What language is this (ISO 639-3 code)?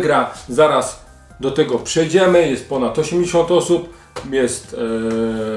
pol